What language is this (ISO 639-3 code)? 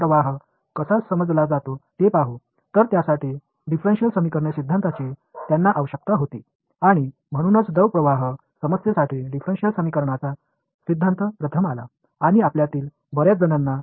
tam